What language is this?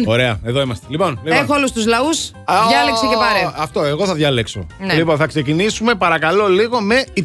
Greek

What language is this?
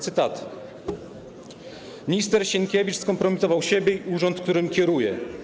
Polish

